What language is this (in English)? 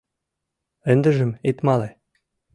Mari